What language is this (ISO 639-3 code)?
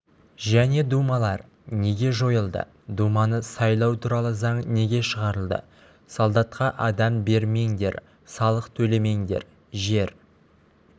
kaz